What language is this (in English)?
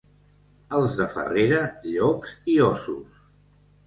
Catalan